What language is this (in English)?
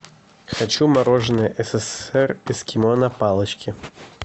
Russian